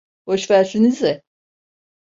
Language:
Turkish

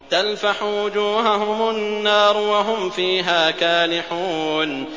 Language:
Arabic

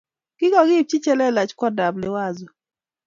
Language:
Kalenjin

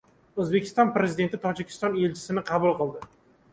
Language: Uzbek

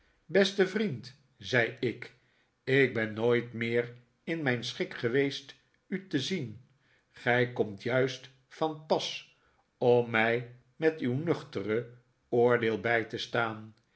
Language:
Dutch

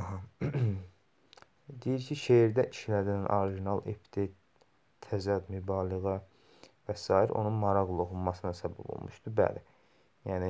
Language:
Turkish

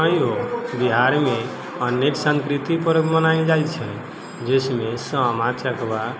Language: Maithili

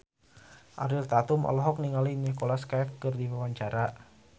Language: Sundanese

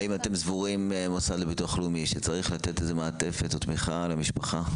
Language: Hebrew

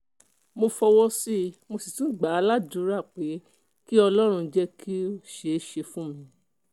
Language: Yoruba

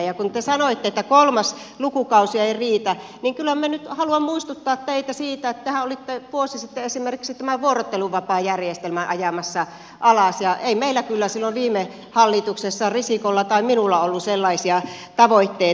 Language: Finnish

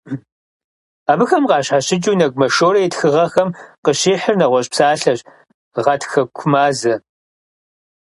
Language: Kabardian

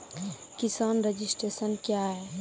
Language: Maithili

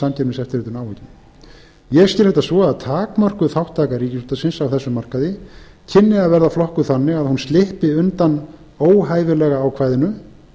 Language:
Icelandic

